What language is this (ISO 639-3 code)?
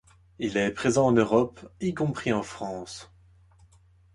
fra